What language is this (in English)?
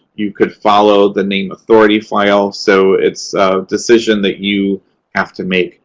English